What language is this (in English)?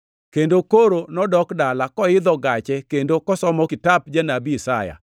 Luo (Kenya and Tanzania)